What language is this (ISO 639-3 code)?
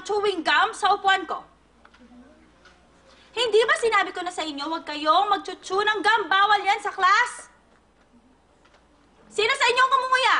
fil